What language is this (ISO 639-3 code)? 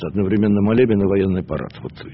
rus